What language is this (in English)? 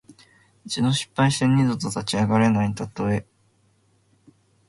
Japanese